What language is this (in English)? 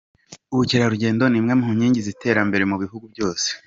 Kinyarwanda